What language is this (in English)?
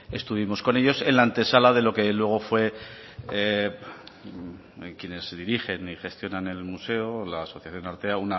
Spanish